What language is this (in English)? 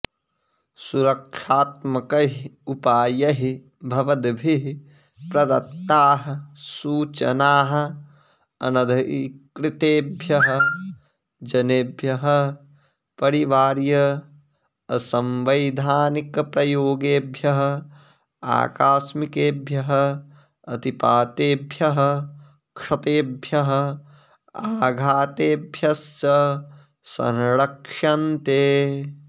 Sanskrit